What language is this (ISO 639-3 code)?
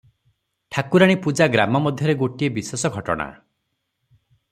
ori